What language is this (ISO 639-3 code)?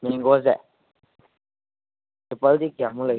mni